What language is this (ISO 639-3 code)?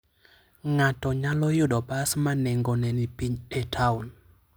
luo